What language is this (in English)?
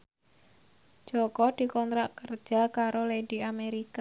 Javanese